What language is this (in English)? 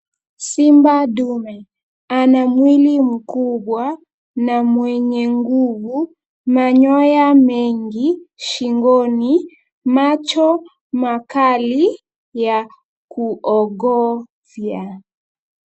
Swahili